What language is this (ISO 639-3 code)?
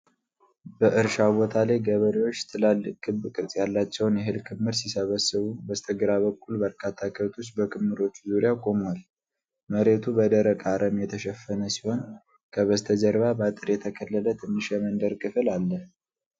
amh